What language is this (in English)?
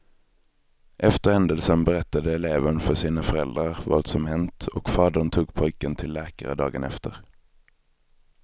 Swedish